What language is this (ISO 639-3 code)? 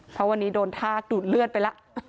tha